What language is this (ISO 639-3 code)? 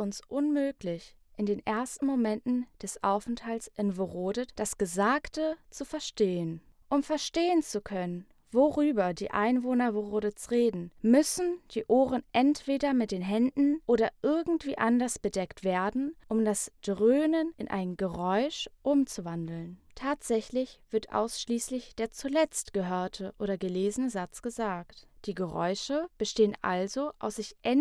deu